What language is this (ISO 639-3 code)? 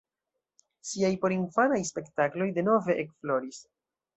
epo